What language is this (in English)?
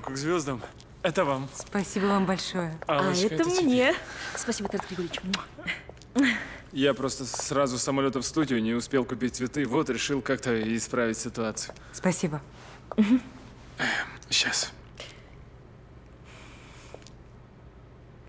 Russian